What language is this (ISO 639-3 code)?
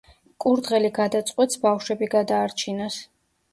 kat